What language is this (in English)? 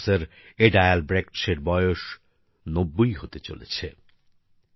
Bangla